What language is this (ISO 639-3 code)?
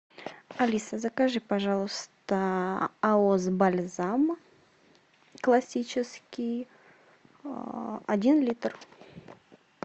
rus